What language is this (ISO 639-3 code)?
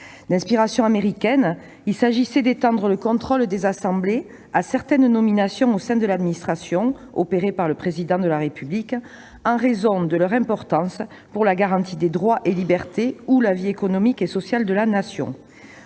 fra